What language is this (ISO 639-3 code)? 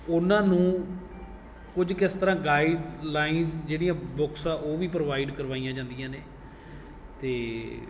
pan